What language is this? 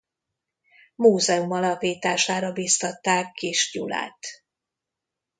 Hungarian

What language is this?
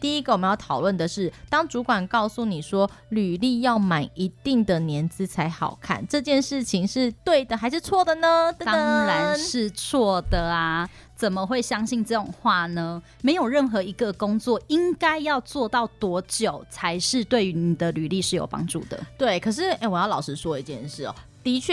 Chinese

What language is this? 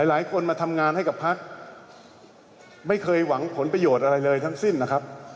Thai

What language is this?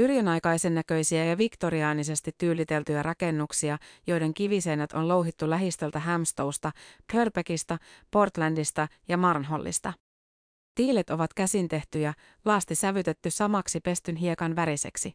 Finnish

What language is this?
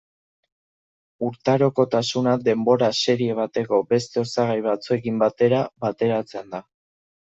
Basque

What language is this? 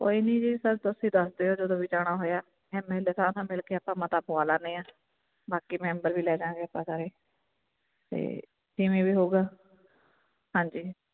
Punjabi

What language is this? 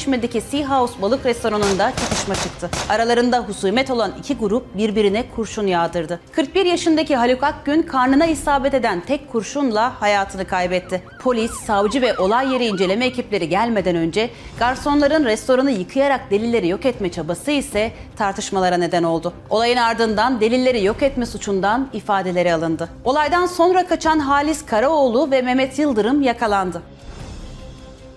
Turkish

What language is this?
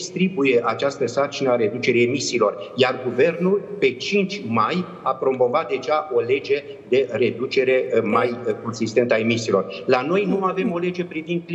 Romanian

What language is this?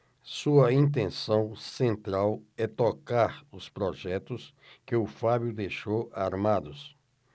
Portuguese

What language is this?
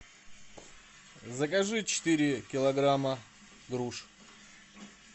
Russian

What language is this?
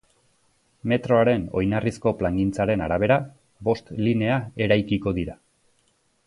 Basque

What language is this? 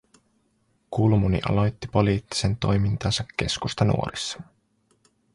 Finnish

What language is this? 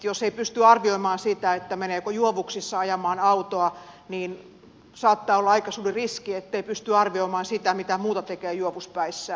Finnish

